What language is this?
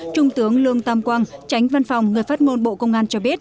Vietnamese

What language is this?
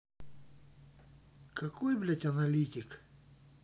Russian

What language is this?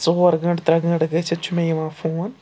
Kashmiri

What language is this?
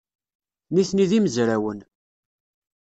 Kabyle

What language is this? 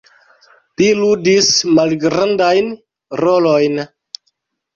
Esperanto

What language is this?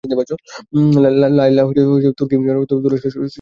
Bangla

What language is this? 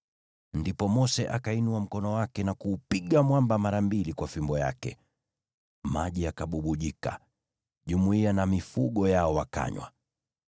Swahili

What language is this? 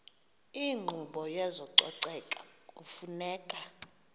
Xhosa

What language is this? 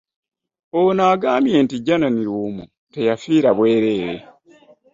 Ganda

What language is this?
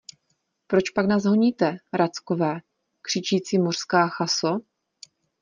Czech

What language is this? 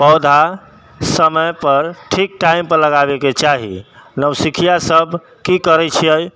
Maithili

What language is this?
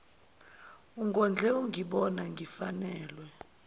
Zulu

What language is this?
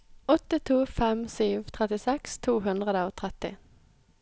Norwegian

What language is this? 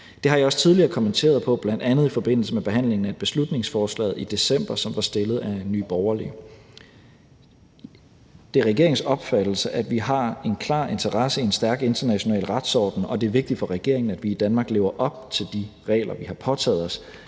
Danish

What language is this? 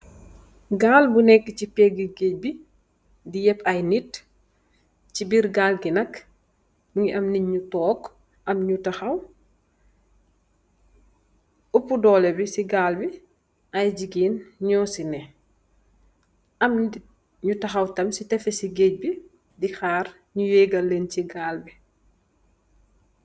Wolof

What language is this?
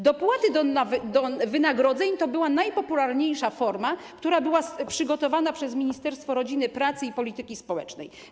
Polish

